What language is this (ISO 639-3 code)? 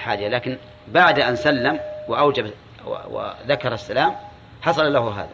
ara